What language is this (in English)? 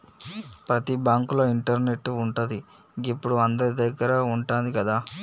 Telugu